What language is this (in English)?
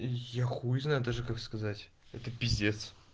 Russian